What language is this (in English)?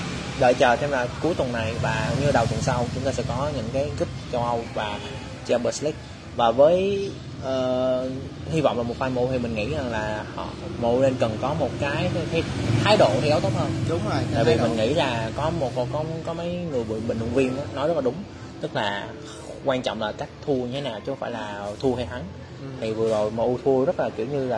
Vietnamese